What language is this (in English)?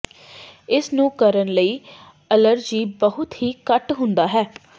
Punjabi